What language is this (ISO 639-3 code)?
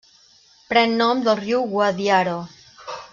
cat